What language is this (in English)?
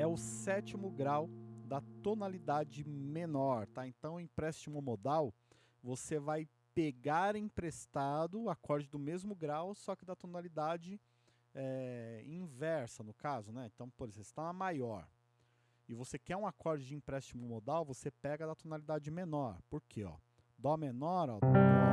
Portuguese